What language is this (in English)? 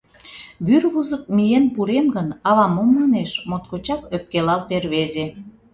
Mari